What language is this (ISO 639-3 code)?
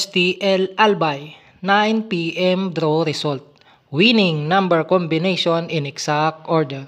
fil